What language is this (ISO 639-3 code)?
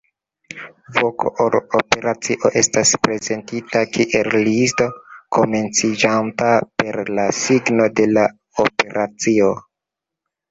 epo